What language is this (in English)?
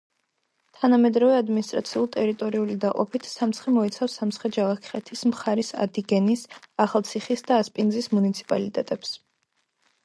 Georgian